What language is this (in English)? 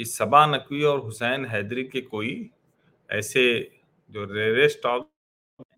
Hindi